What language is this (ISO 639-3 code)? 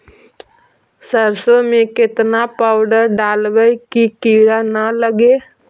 mag